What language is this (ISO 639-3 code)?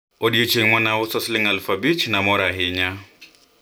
luo